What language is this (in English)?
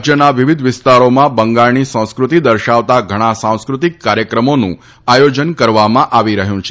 Gujarati